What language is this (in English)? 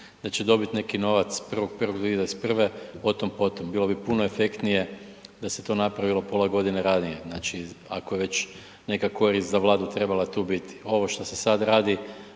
Croatian